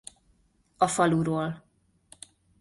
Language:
Hungarian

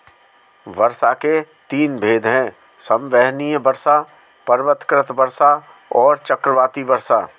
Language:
Hindi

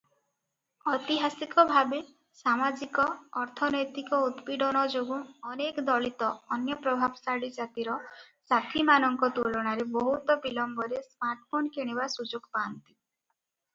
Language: Odia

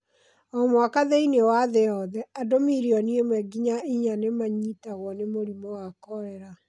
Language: Kikuyu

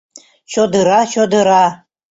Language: Mari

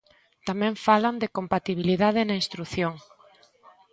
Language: Galician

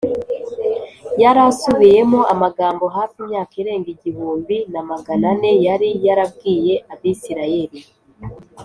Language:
Kinyarwanda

